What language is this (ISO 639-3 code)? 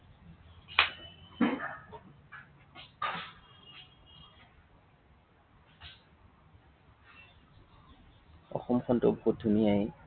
asm